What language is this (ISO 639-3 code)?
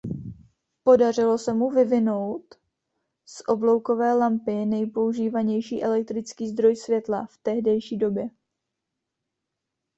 ces